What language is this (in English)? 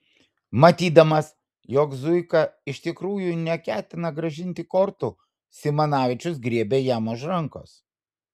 Lithuanian